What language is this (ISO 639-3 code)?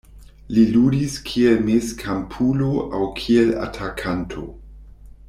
epo